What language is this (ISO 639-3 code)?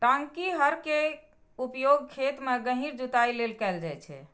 mai